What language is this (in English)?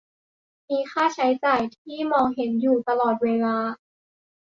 Thai